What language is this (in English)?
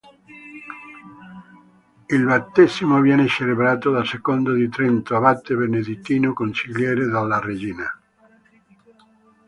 Italian